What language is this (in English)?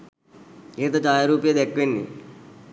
Sinhala